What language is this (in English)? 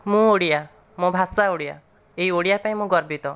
Odia